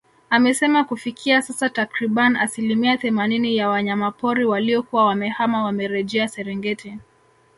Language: Swahili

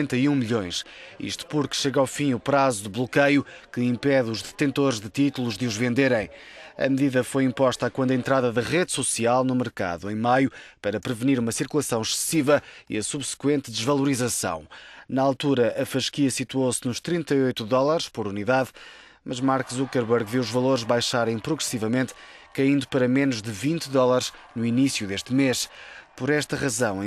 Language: Portuguese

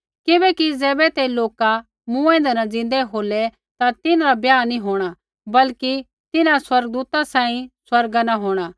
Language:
Kullu Pahari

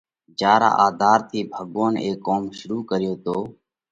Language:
Parkari Koli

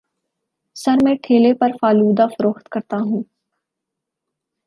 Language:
Urdu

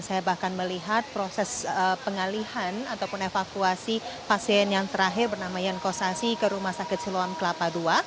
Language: Indonesian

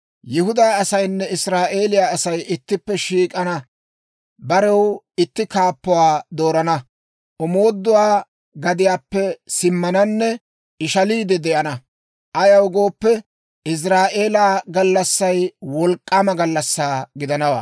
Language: Dawro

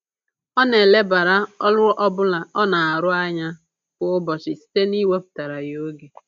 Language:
Igbo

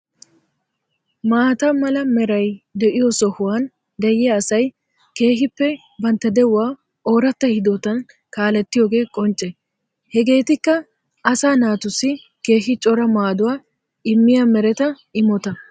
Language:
Wolaytta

